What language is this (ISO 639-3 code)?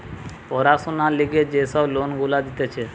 ben